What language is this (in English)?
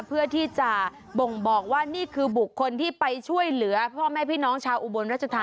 Thai